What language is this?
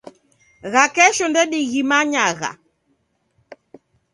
Taita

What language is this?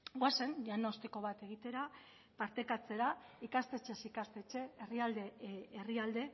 Basque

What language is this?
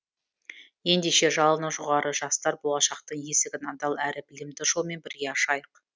Kazakh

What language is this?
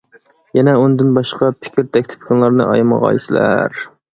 Uyghur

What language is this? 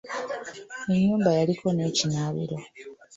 Ganda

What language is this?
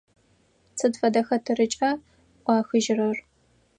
Adyghe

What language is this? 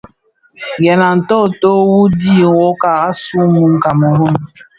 Bafia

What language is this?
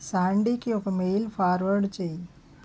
Telugu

